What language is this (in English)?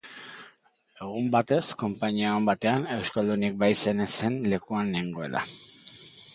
Basque